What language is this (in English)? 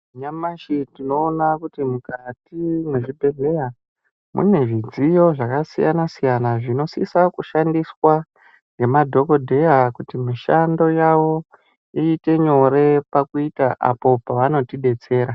Ndau